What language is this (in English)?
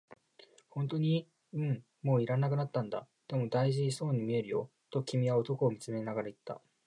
Japanese